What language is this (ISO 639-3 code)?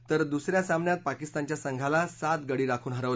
mar